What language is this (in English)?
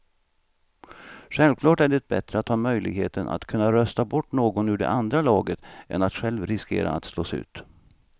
Swedish